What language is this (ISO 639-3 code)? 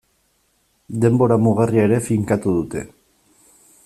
eus